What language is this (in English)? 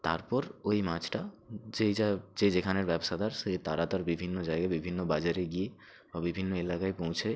Bangla